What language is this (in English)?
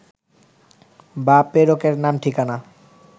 Bangla